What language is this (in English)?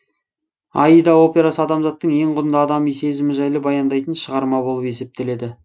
Kazakh